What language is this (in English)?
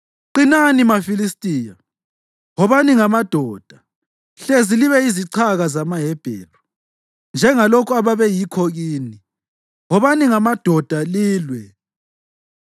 North Ndebele